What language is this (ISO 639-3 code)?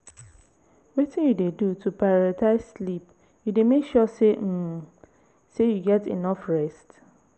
pcm